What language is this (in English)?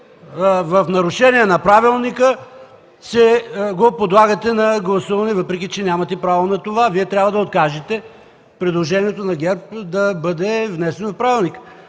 Bulgarian